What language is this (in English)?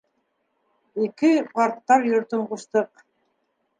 Bashkir